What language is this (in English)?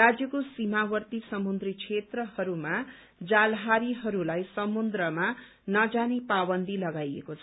Nepali